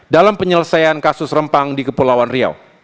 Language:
Indonesian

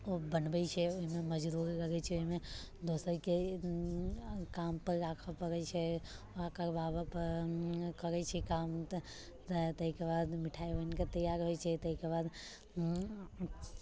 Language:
Maithili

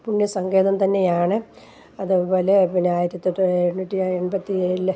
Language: Malayalam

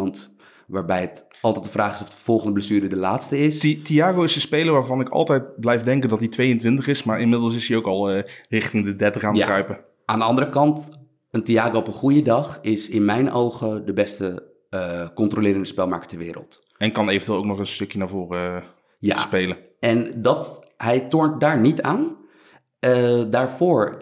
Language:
Dutch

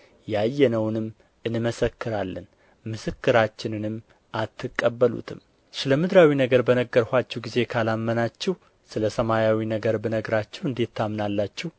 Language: Amharic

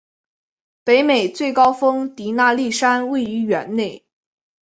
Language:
Chinese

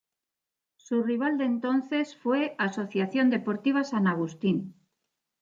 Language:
Spanish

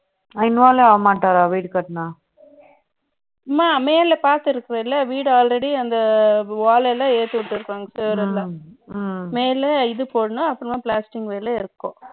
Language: Tamil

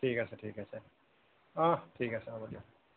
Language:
Assamese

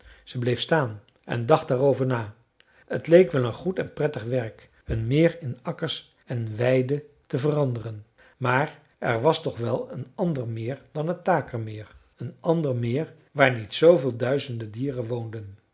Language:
Dutch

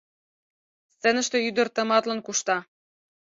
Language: Mari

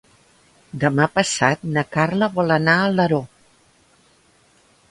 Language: Catalan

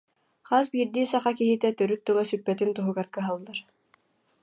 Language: Yakut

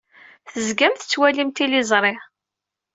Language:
Kabyle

